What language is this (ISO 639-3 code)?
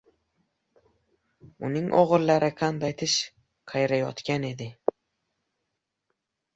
uzb